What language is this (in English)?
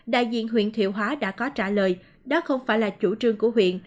Vietnamese